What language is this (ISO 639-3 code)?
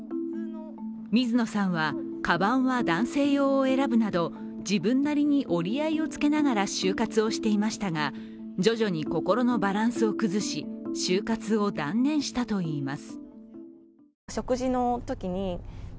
jpn